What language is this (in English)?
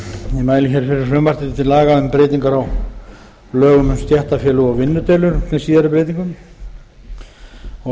Icelandic